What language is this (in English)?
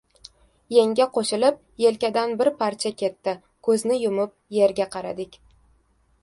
Uzbek